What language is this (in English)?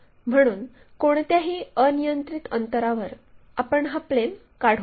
Marathi